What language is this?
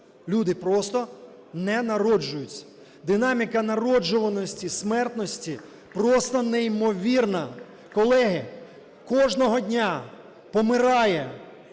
Ukrainian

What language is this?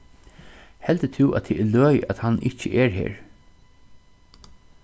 Faroese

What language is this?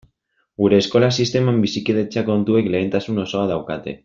Basque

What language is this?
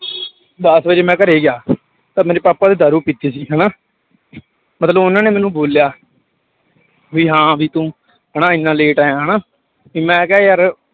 Punjabi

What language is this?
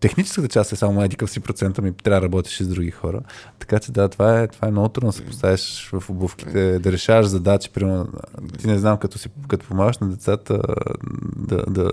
Bulgarian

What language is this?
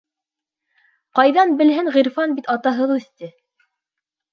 Bashkir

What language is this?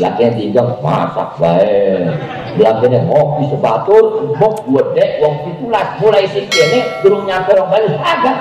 Indonesian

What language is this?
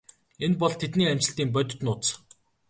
Mongolian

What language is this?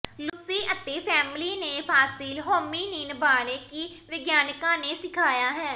Punjabi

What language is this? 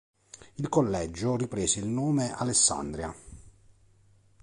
Italian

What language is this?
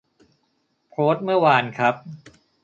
Thai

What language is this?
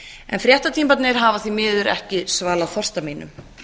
Icelandic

